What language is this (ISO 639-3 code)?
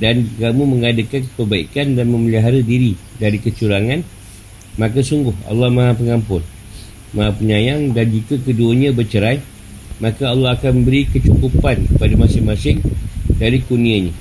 msa